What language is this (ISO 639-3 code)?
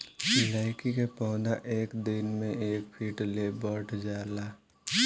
bho